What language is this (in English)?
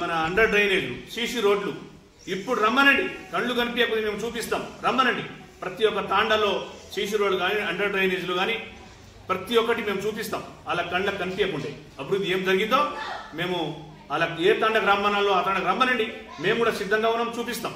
Telugu